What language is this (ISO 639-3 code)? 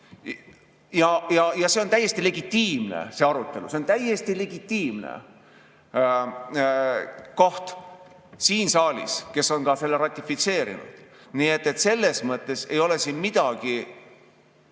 est